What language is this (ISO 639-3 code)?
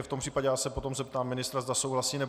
ces